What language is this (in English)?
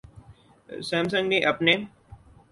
Urdu